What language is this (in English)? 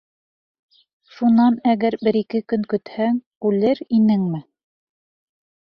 Bashkir